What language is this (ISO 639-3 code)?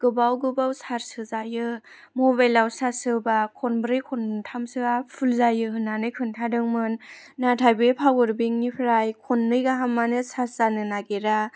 brx